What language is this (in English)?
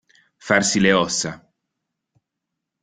Italian